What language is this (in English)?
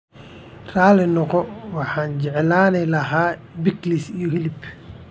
Somali